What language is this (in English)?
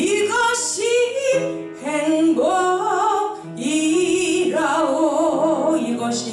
Korean